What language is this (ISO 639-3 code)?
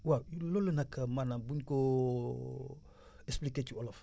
wol